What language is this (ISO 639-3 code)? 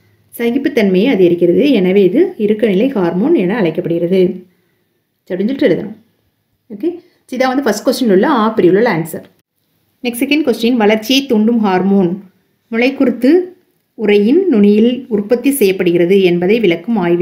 tam